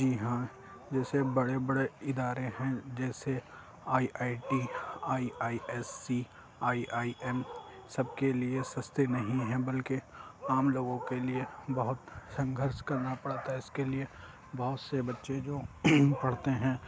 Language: Urdu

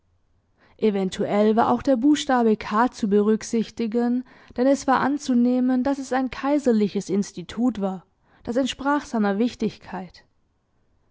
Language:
German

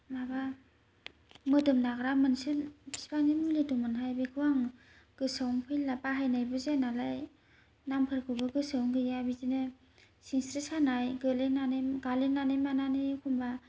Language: Bodo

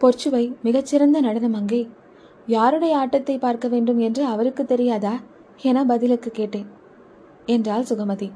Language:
Tamil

